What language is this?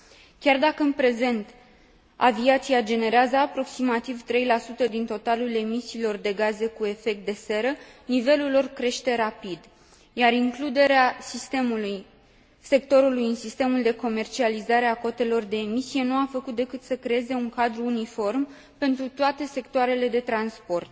Romanian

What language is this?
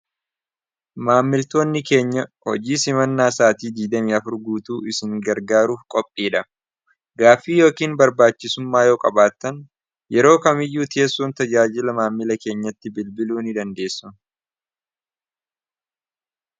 Oromo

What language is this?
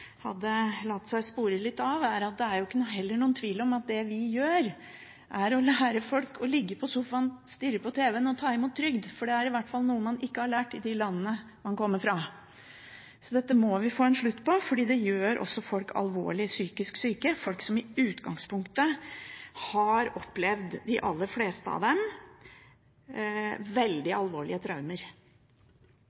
Norwegian Bokmål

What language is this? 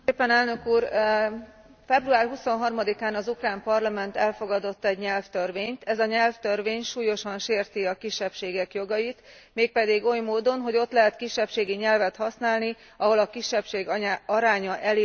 Hungarian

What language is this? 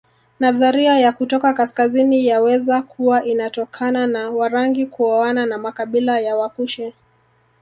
Swahili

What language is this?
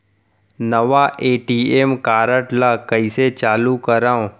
Chhattisgarhi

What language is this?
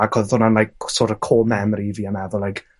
Welsh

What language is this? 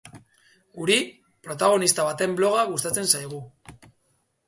Basque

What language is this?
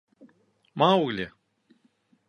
Bashkir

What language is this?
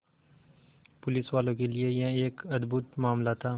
Hindi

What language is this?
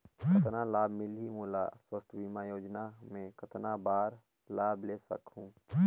Chhattisgarhi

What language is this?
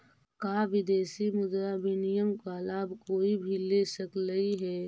Magahi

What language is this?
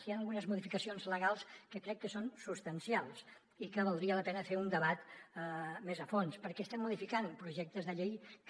Catalan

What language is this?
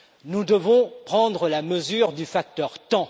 French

